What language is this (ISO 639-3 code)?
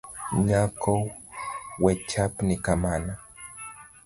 luo